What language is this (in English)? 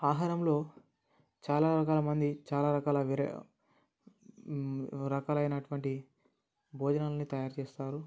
Telugu